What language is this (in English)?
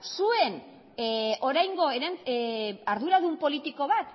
Basque